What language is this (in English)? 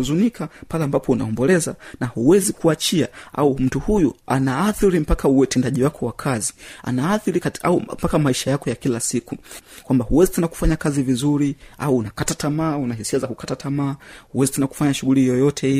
Swahili